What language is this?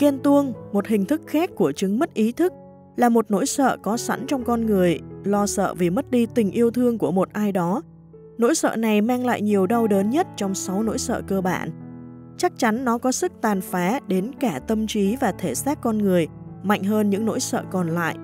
Vietnamese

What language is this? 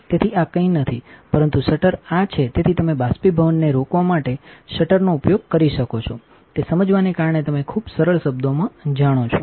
Gujarati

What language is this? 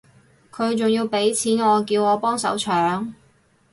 Cantonese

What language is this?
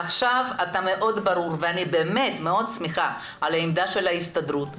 Hebrew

